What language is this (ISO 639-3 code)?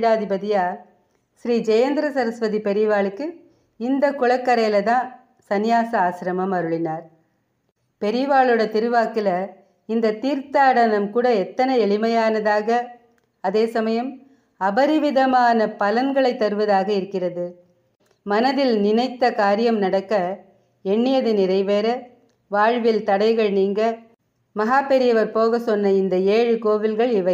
tam